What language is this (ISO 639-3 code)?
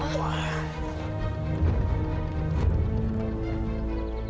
ind